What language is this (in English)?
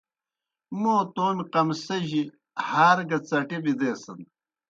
Kohistani Shina